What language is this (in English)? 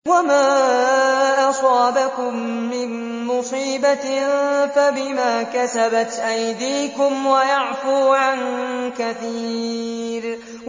Arabic